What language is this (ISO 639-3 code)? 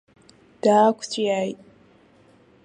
abk